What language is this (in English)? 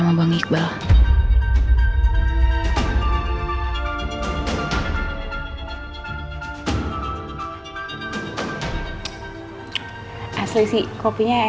Indonesian